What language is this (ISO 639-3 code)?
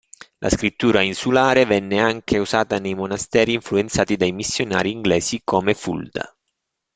ita